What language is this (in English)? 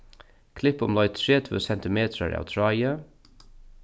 Faroese